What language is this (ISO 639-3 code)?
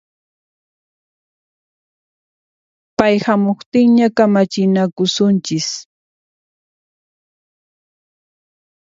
qxp